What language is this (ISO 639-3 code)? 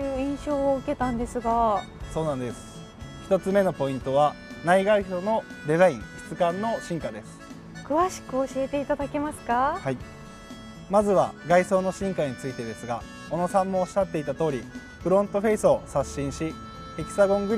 jpn